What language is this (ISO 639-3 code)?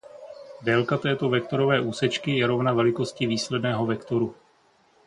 ces